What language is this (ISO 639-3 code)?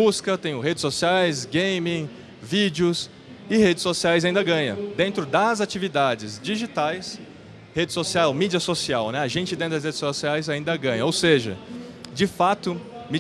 por